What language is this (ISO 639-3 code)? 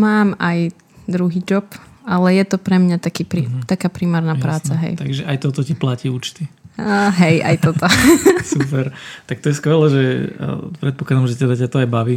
slk